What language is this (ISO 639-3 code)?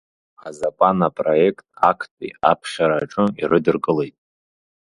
abk